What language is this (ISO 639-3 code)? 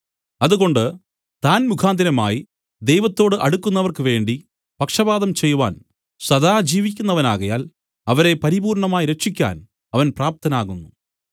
mal